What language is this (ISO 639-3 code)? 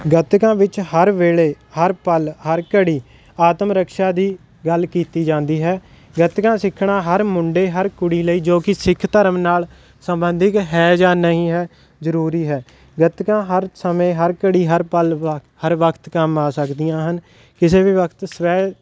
pan